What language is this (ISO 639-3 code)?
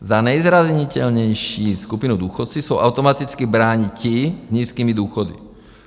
ces